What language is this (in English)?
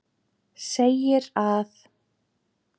Icelandic